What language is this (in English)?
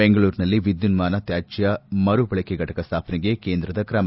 Kannada